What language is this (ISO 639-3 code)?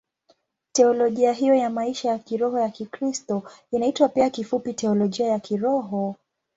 swa